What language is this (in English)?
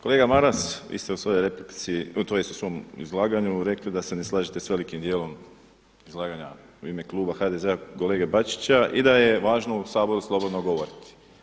Croatian